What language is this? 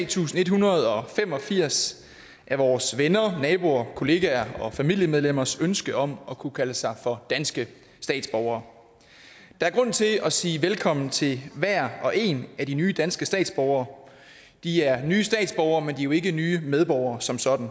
Danish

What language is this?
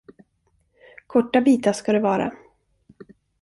Swedish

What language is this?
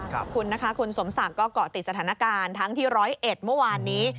Thai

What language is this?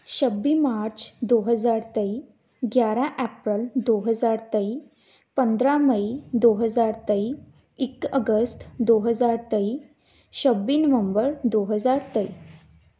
Punjabi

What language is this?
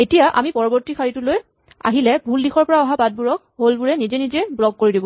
Assamese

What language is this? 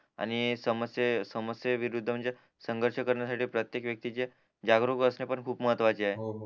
Marathi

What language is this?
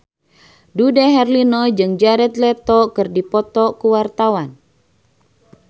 Sundanese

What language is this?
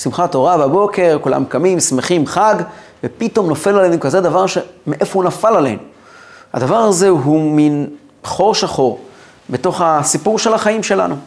Hebrew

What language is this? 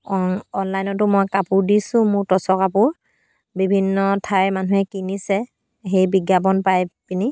Assamese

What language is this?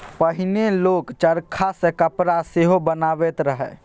Maithili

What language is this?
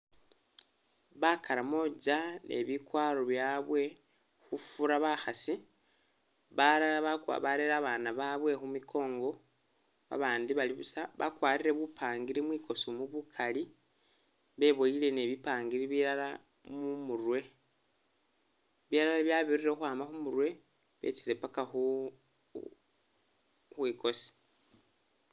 Masaaba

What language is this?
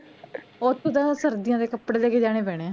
Punjabi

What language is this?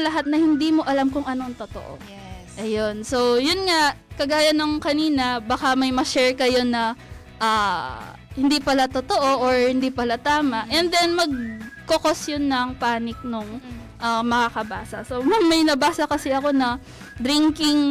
Filipino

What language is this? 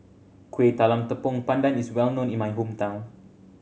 English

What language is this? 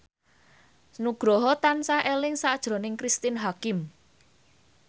Javanese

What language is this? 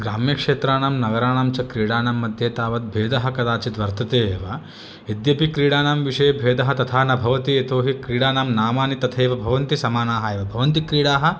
Sanskrit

